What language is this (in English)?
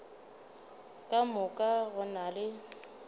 Northern Sotho